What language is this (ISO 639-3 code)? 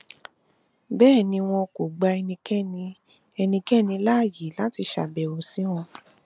yor